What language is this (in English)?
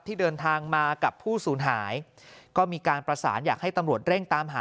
Thai